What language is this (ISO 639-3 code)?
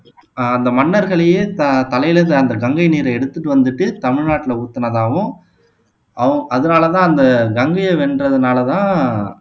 tam